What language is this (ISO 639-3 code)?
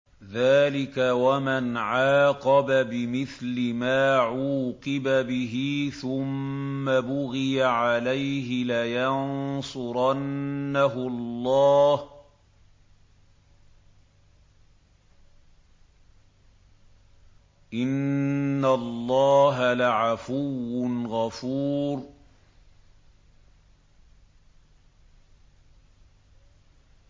ara